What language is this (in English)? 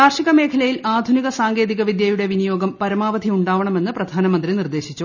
Malayalam